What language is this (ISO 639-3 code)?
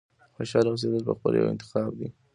pus